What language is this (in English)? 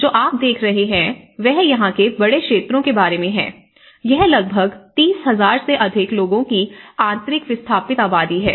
Hindi